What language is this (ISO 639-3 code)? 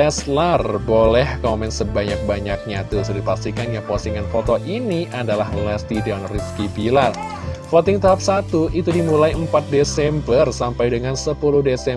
ind